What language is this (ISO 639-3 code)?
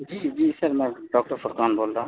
urd